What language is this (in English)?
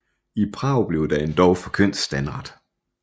Danish